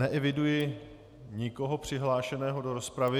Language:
Czech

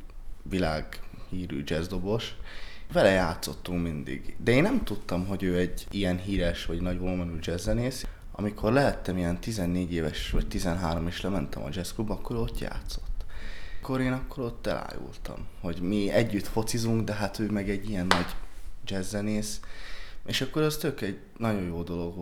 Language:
Hungarian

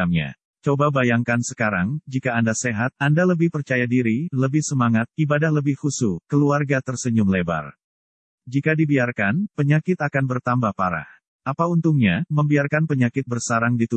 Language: Indonesian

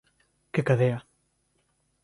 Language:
Galician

